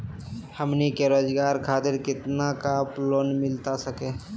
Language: Magahi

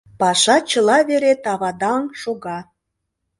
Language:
Mari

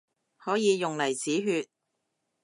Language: Cantonese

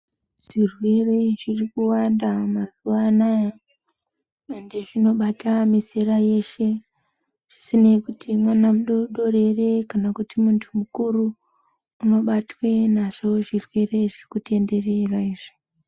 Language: Ndau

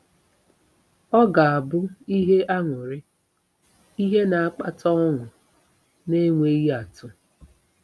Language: Igbo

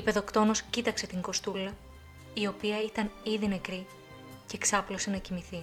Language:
Greek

